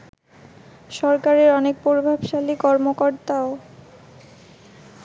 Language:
Bangla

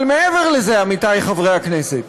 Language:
Hebrew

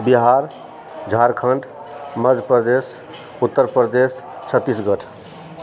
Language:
Maithili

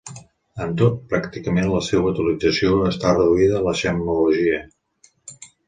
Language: Catalan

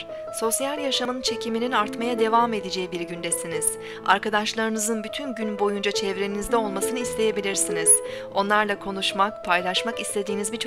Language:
Turkish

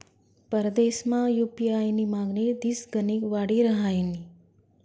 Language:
Marathi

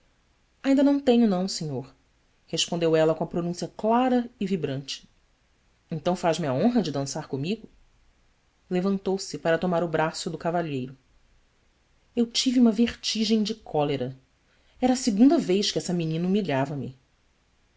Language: Portuguese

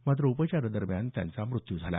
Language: Marathi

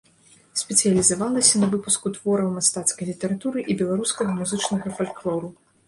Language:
Belarusian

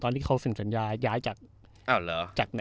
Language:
Thai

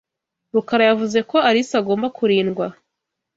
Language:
Kinyarwanda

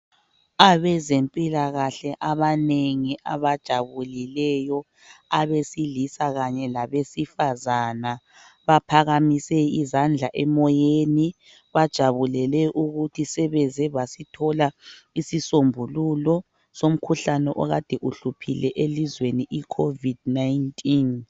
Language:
North Ndebele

